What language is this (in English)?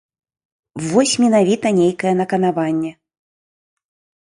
Belarusian